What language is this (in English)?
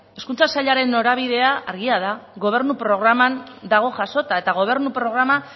Basque